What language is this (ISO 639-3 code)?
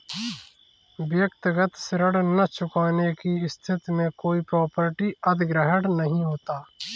hin